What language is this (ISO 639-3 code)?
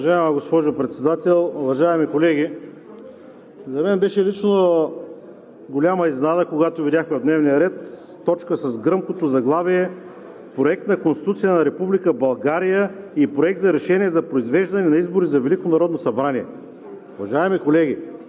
bul